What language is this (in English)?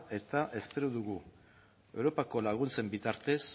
Basque